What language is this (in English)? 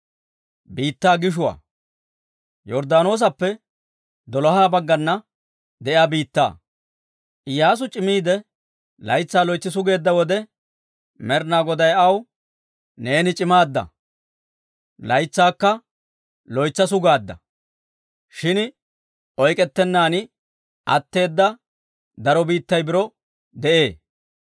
Dawro